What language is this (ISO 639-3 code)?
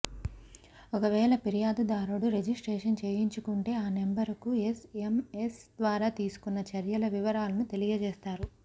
tel